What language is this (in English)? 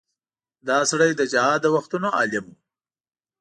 Pashto